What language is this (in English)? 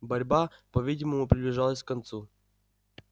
Russian